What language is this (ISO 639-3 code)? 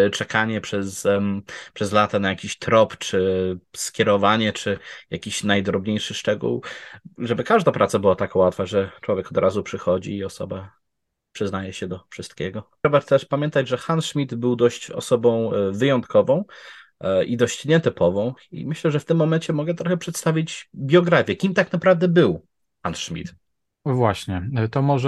pol